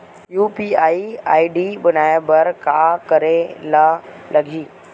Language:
Chhattisgarhi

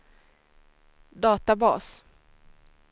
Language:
Swedish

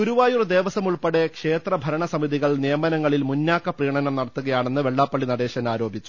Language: Malayalam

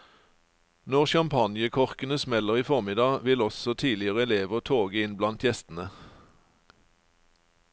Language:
Norwegian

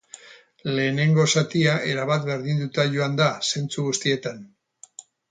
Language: Basque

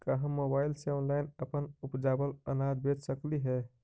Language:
Magahi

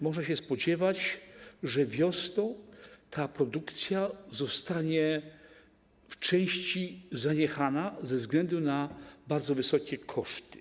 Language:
Polish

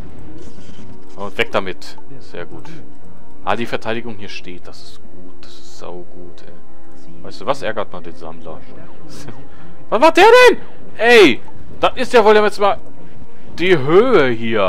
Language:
German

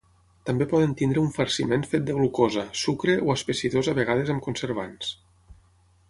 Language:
Catalan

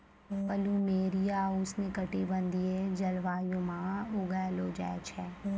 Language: Maithili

